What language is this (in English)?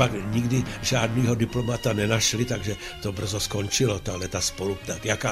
Czech